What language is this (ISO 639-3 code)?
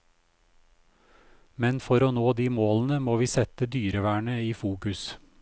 nor